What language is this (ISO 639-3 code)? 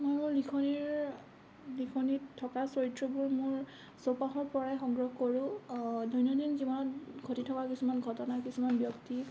asm